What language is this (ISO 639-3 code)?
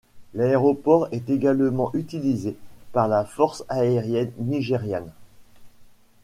fra